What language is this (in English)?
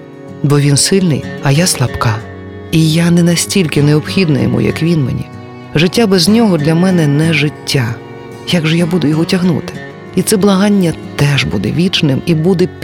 Ukrainian